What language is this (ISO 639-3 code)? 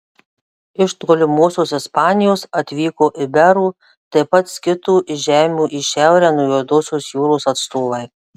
lit